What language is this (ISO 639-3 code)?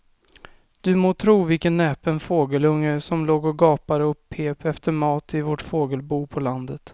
swe